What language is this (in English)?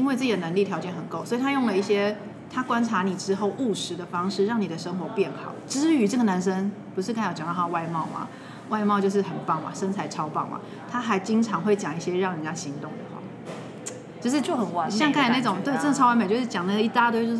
Chinese